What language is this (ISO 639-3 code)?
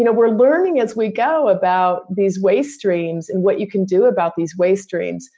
eng